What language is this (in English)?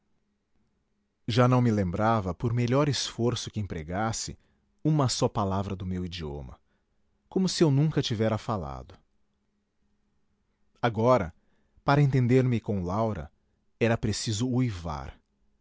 Portuguese